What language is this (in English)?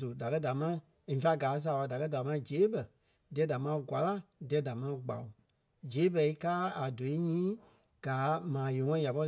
Kpelle